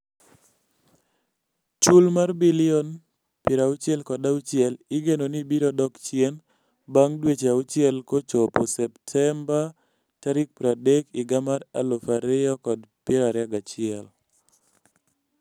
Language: Luo (Kenya and Tanzania)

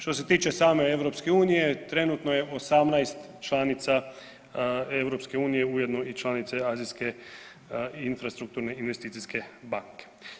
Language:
Croatian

